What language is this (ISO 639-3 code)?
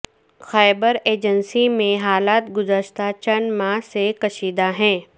urd